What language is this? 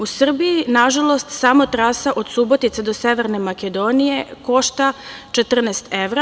Serbian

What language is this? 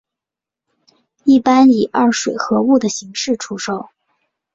Chinese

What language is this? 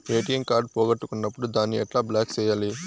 Telugu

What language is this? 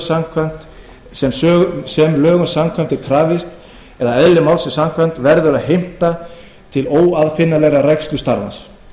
Icelandic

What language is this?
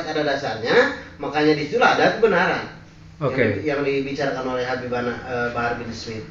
Indonesian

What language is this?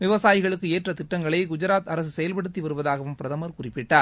Tamil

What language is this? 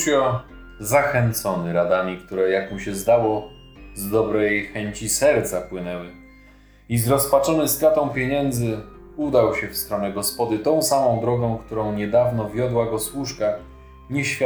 Polish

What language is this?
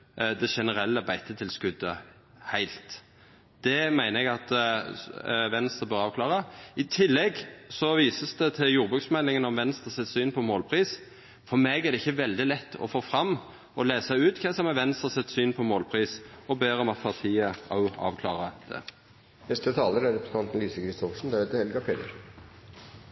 Norwegian Nynorsk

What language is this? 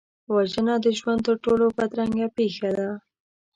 Pashto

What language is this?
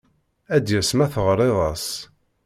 Kabyle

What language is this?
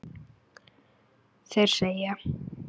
Icelandic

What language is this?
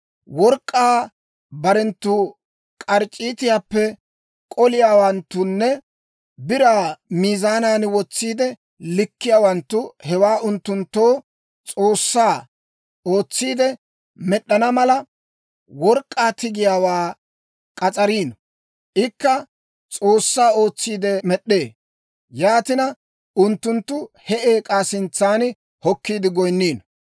Dawro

